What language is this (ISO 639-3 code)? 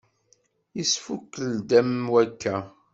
kab